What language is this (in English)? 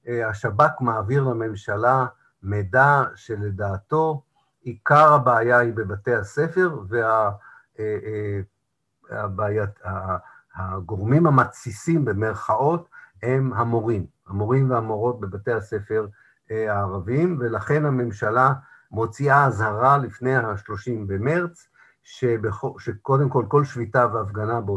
Hebrew